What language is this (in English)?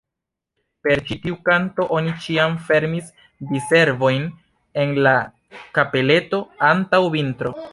Esperanto